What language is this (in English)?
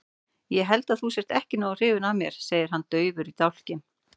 Icelandic